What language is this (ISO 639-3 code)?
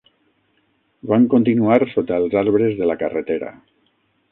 cat